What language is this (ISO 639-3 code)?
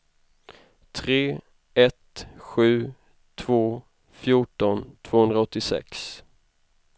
swe